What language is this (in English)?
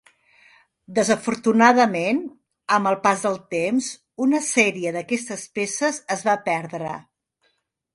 Catalan